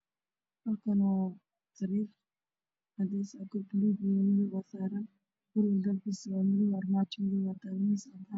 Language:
Somali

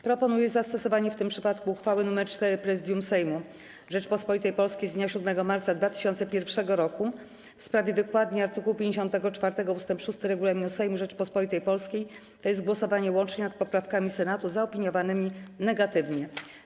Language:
Polish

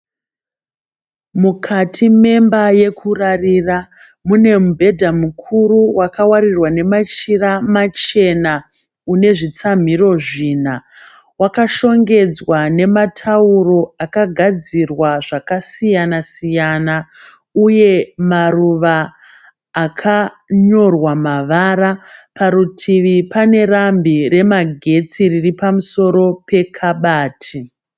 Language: Shona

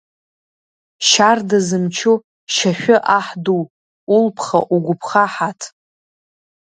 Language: Abkhazian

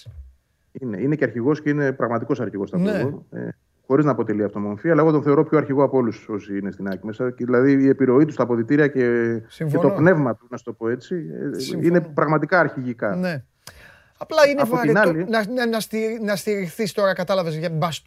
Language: Greek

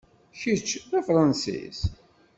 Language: Kabyle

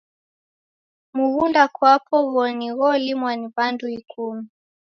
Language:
Taita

